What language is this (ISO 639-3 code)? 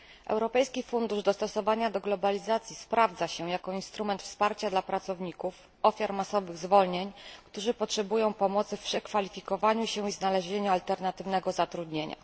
pol